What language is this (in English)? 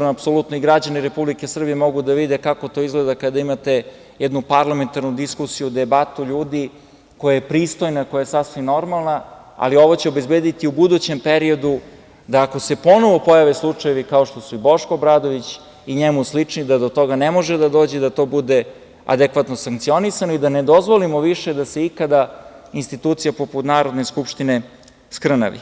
Serbian